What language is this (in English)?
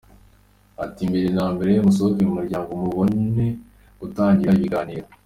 Kinyarwanda